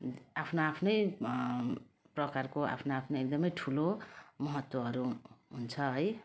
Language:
Nepali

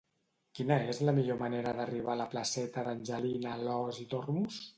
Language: Catalan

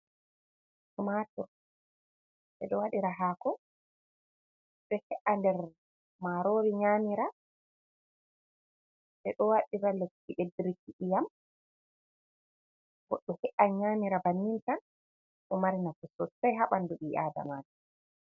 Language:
Fula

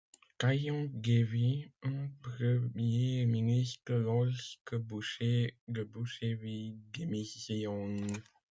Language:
French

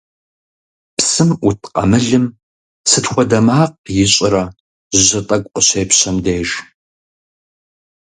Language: Kabardian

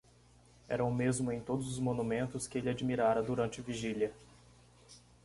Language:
Portuguese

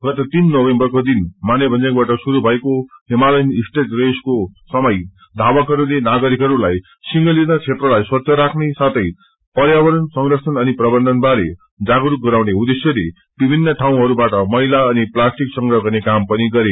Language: Nepali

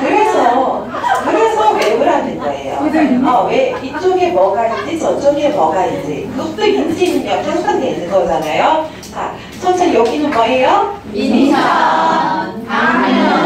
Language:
Korean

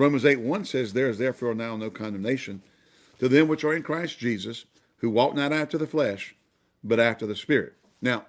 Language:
English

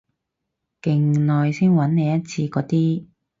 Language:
Cantonese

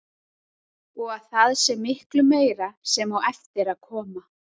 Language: Icelandic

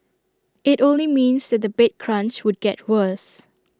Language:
English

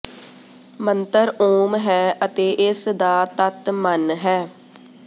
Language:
Punjabi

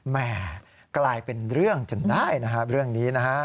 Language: Thai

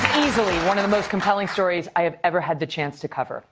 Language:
English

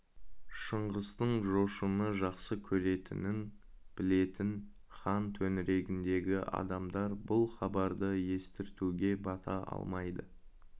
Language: Kazakh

